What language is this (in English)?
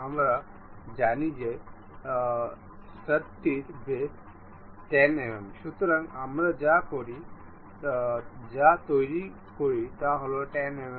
Bangla